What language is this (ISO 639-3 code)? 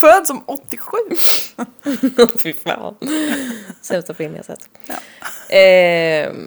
swe